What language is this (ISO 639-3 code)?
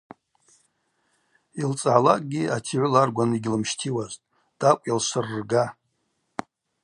abq